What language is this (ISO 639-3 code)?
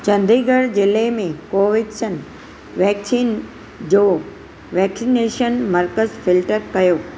snd